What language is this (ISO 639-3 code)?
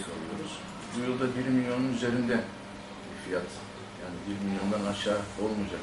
tur